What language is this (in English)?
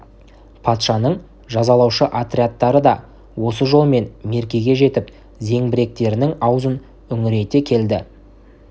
Kazakh